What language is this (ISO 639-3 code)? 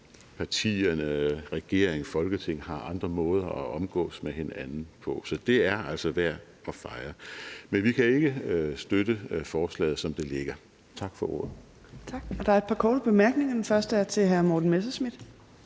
dan